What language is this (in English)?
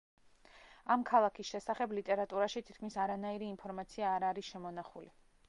Georgian